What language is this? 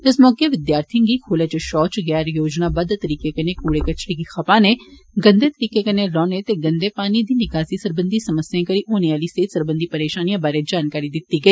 Dogri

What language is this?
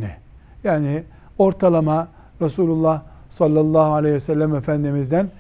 Turkish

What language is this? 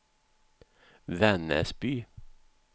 Swedish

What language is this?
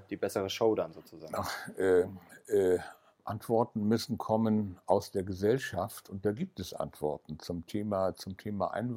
German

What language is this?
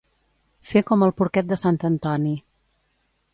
Catalan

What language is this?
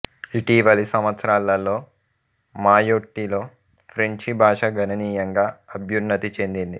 Telugu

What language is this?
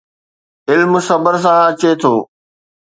Sindhi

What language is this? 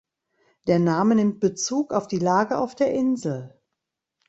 German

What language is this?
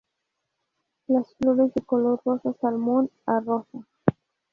Spanish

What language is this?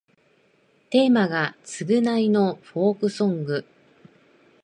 Japanese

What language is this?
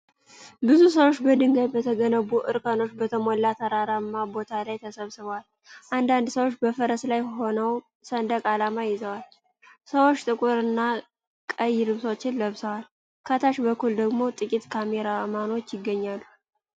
Amharic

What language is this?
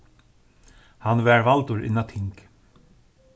Faroese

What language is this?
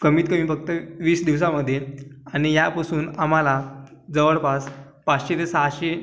Marathi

